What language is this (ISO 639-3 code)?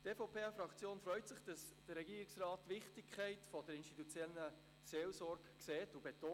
gsw